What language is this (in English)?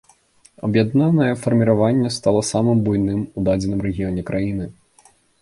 Belarusian